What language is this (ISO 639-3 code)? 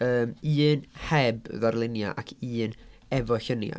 cym